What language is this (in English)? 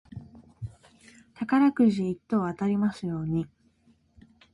Japanese